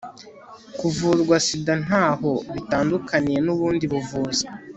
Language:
Kinyarwanda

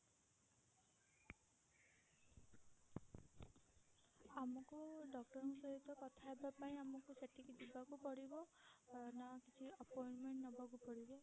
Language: Odia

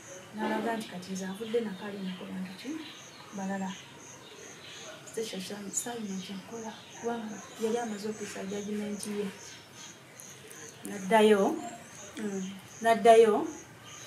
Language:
Romanian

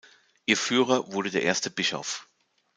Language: German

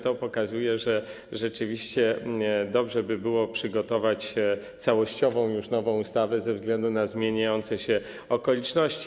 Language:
Polish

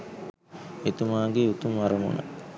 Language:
Sinhala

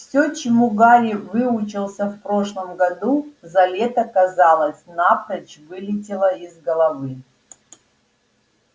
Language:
Russian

